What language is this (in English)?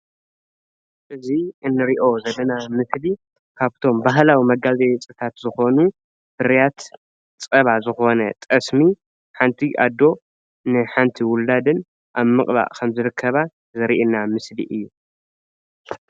Tigrinya